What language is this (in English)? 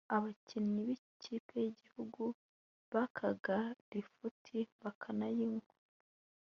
Kinyarwanda